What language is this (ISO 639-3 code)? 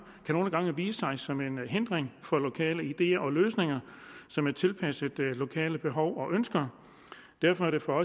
dan